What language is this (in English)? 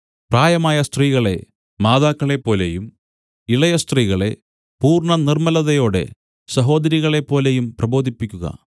Malayalam